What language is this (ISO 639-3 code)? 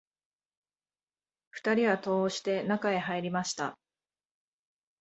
jpn